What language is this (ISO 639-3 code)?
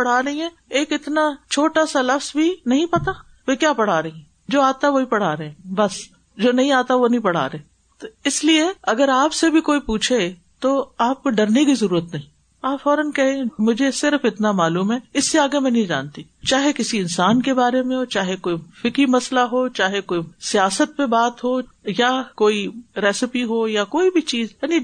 urd